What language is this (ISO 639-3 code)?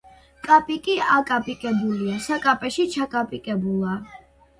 kat